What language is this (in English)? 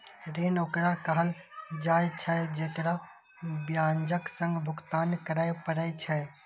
Maithili